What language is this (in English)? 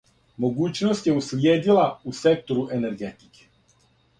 Serbian